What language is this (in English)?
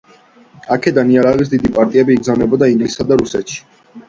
Georgian